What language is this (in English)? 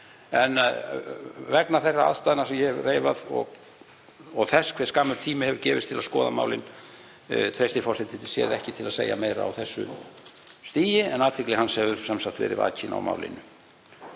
Icelandic